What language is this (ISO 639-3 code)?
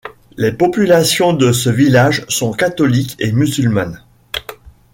fra